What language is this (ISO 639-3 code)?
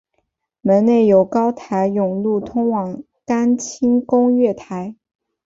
zho